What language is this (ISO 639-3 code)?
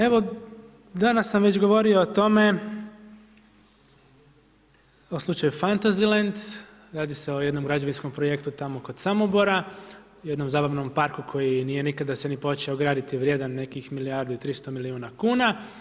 hrv